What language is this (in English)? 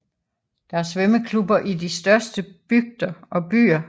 Danish